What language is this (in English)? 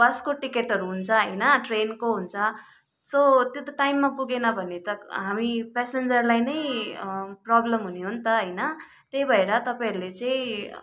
Nepali